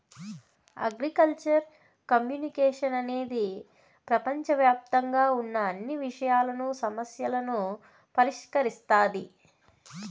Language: Telugu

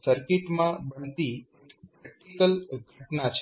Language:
Gujarati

